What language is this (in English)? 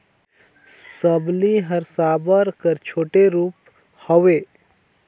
Chhattisgarhi